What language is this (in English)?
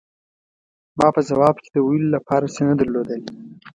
Pashto